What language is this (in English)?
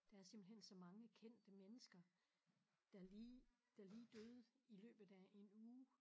Danish